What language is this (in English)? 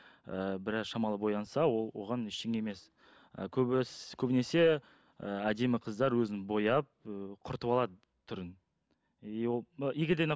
Kazakh